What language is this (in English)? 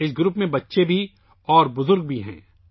Urdu